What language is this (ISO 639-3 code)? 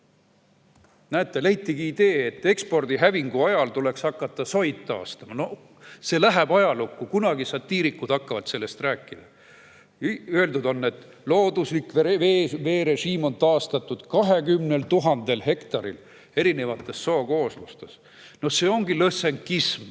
est